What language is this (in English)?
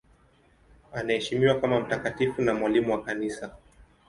Swahili